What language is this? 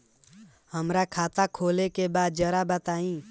Bhojpuri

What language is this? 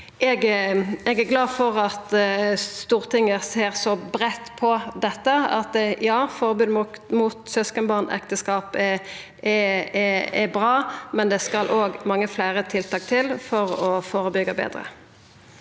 Norwegian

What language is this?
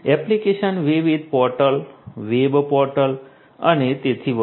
Gujarati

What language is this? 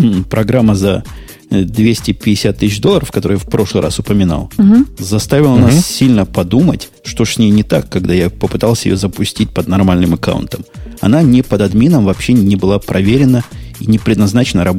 Russian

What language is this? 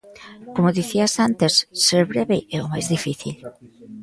Galician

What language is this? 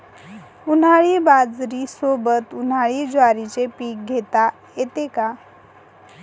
Marathi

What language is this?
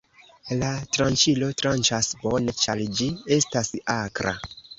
Esperanto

